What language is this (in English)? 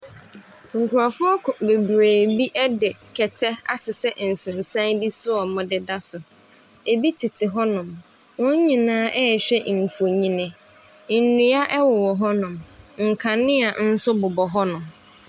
Akan